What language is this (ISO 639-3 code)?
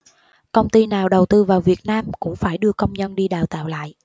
vie